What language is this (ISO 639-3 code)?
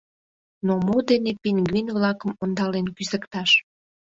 chm